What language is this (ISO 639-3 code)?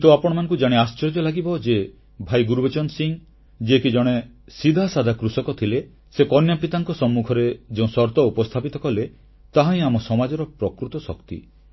ori